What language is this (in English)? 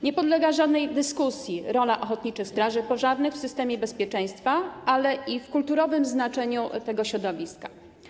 Polish